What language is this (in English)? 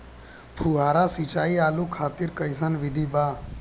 Bhojpuri